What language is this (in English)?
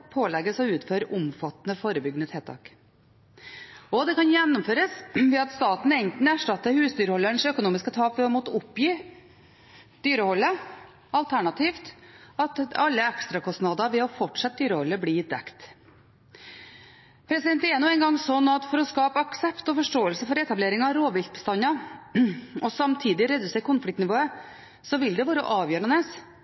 Norwegian Bokmål